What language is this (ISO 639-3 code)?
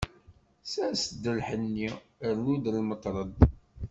kab